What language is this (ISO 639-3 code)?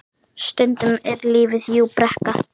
isl